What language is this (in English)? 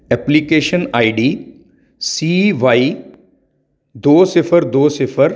Punjabi